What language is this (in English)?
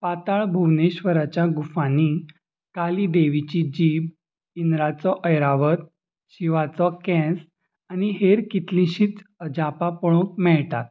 Konkani